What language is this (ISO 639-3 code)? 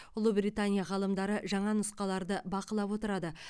kaz